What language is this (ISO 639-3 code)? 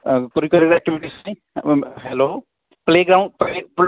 pan